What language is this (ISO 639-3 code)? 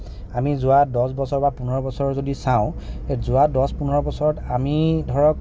asm